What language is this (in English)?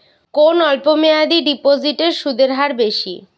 Bangla